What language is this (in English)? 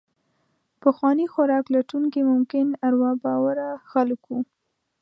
Pashto